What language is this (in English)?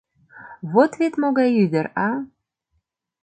Mari